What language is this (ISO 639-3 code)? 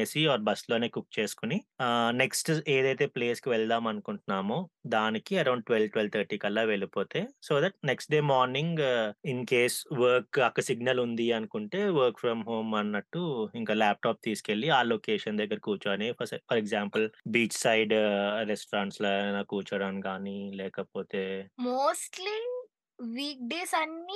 tel